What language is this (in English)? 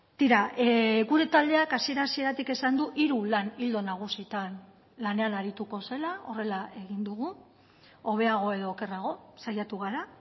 Basque